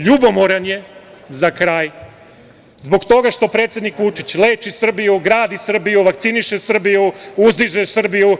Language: Serbian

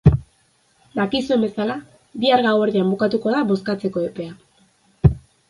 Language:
Basque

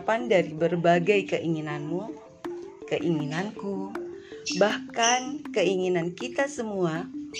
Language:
Indonesian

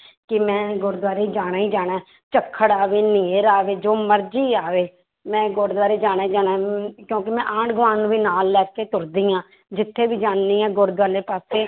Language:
Punjabi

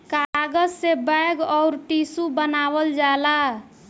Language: Bhojpuri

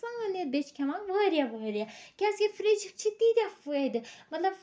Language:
Kashmiri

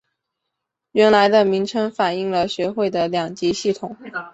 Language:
Chinese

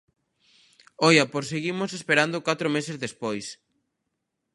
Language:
Galician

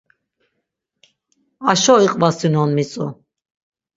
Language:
Laz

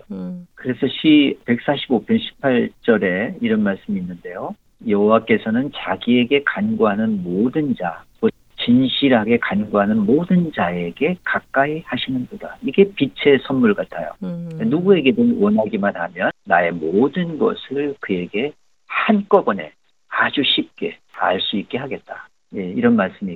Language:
Korean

